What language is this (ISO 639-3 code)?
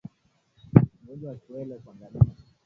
swa